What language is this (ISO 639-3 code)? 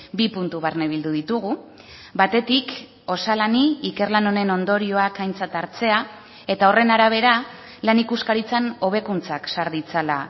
eus